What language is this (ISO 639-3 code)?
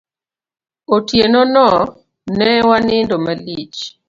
luo